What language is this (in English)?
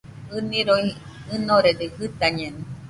Nüpode Huitoto